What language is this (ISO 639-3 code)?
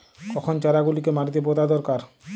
ben